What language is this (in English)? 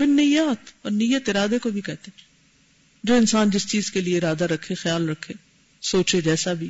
Urdu